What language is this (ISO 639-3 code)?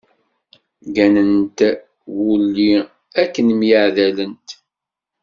kab